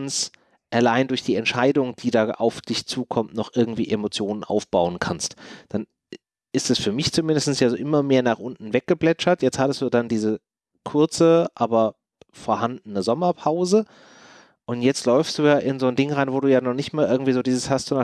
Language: German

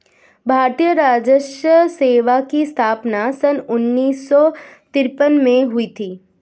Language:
Hindi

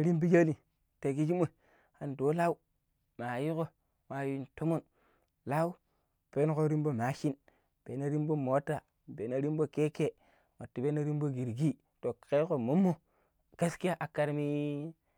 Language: Pero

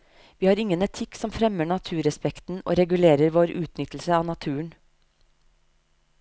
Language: Norwegian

